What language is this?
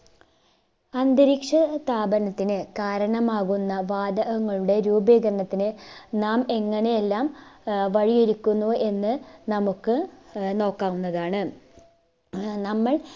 Malayalam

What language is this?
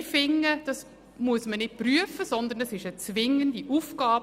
Swiss German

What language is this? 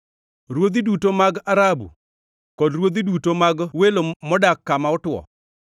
Luo (Kenya and Tanzania)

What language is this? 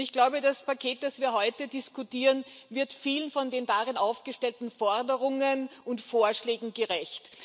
German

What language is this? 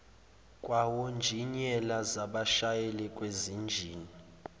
Zulu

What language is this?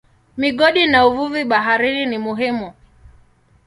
Swahili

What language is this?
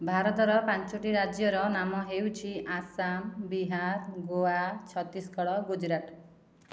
Odia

